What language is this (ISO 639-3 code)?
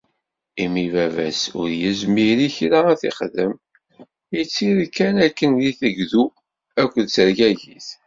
kab